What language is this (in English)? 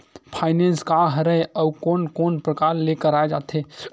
Chhattisgarhi